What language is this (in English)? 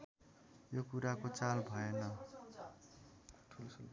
Nepali